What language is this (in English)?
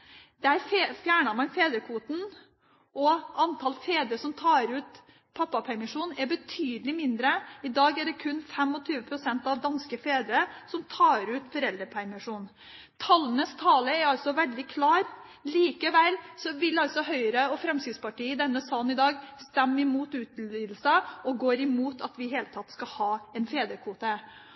Norwegian Bokmål